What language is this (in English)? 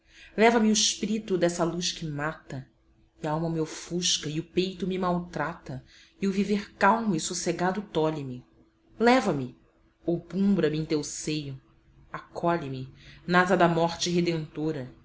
Portuguese